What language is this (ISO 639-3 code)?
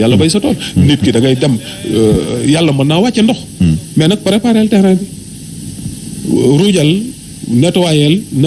fra